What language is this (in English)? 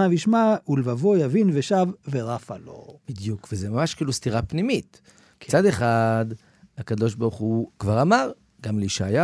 Hebrew